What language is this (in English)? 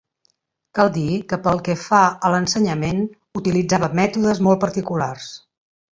Catalan